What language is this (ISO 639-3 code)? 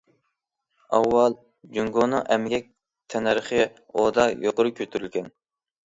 uig